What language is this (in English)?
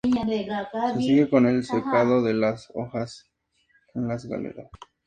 Spanish